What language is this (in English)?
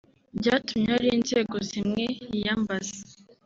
Kinyarwanda